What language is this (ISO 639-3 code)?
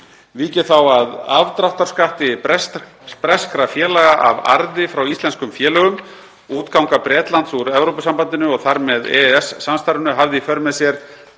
isl